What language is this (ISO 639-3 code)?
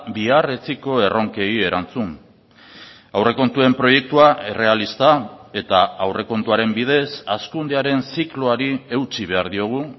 eus